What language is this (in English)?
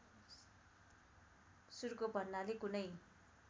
Nepali